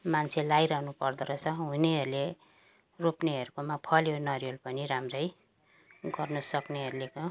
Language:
Nepali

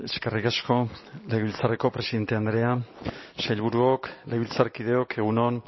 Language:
Basque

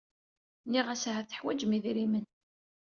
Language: Kabyle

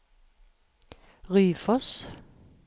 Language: Norwegian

